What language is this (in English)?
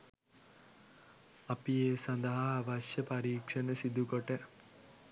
Sinhala